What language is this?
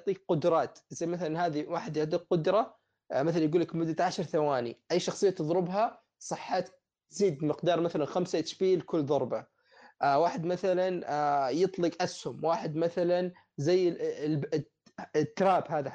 Arabic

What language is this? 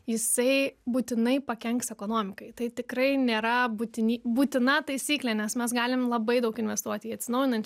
Lithuanian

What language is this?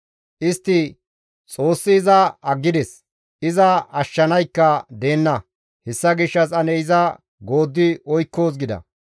Gamo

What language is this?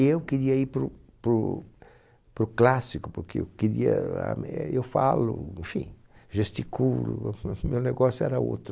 Portuguese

